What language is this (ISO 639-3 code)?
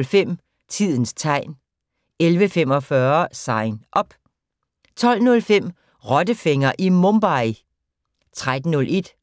dan